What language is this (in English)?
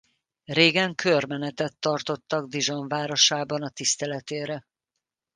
Hungarian